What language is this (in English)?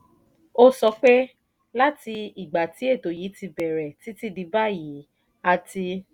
Yoruba